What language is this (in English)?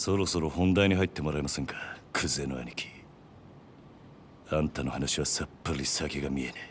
Japanese